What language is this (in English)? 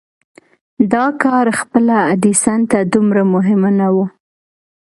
Pashto